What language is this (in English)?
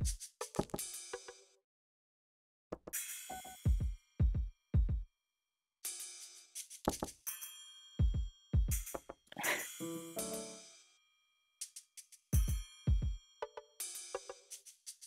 Japanese